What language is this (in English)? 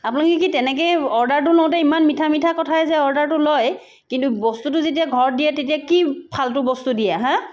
Assamese